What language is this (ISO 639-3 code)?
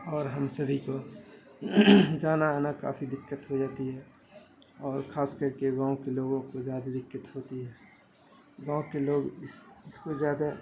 urd